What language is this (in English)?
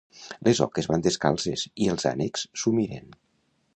Catalan